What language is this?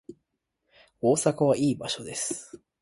Japanese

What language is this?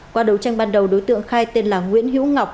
Vietnamese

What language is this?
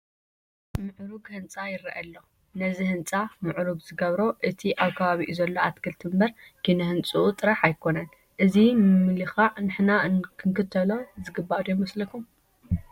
Tigrinya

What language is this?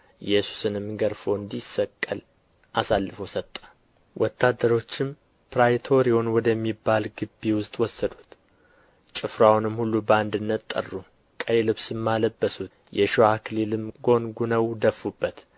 Amharic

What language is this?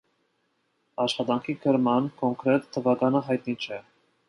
Armenian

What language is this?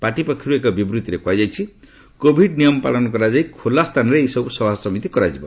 Odia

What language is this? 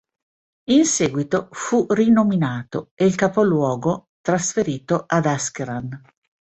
Italian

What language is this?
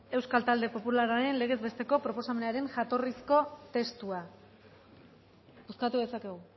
Basque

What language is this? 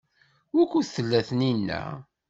Kabyle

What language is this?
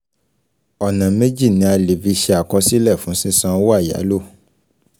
Yoruba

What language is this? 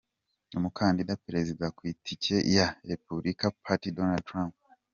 Kinyarwanda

